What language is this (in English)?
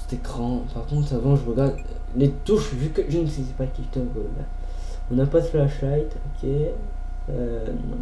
French